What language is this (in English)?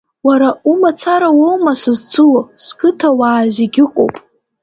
Abkhazian